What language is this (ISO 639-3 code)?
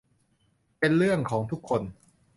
tha